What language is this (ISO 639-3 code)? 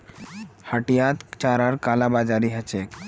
mag